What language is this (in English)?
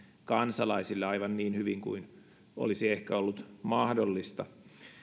Finnish